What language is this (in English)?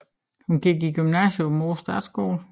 Danish